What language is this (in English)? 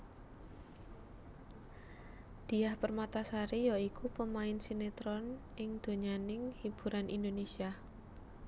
Javanese